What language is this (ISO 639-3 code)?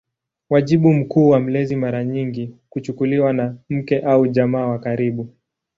swa